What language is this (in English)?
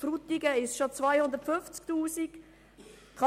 Swiss German